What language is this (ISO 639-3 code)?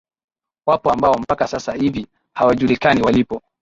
swa